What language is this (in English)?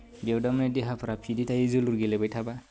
Bodo